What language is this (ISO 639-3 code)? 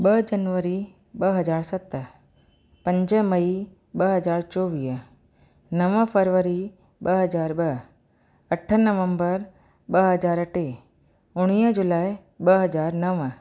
snd